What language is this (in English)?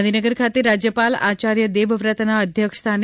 Gujarati